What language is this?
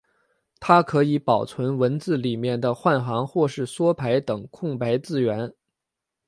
Chinese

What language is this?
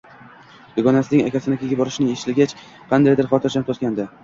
Uzbek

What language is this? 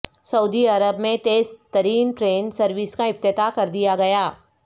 Urdu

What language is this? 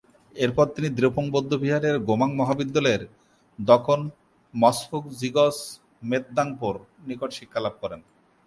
Bangla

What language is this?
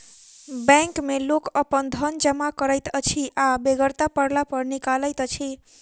Maithili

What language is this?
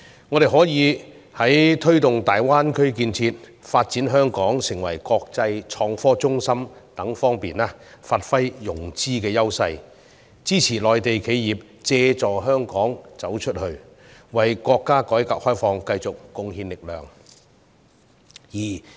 Cantonese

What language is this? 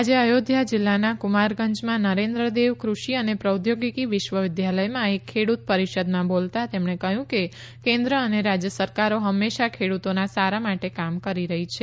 Gujarati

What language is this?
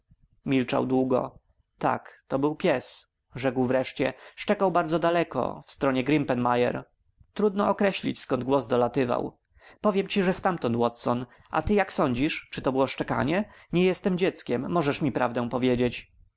Polish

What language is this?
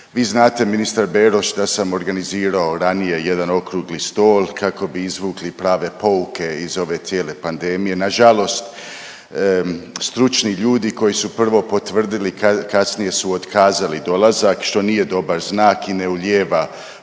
Croatian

